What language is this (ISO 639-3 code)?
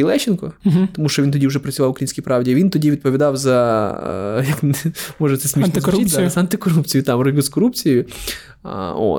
ukr